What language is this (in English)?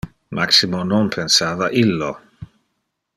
Interlingua